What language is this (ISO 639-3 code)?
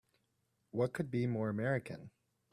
eng